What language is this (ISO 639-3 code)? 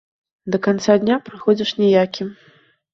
bel